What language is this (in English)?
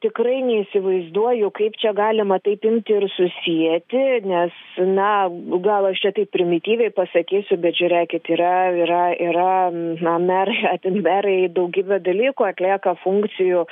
Lithuanian